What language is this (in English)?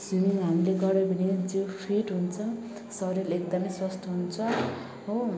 Nepali